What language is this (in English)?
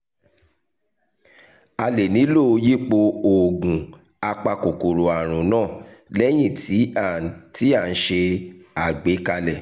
Yoruba